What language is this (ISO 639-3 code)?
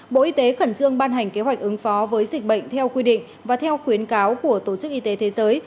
vie